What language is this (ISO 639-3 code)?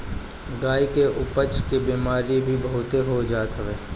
bho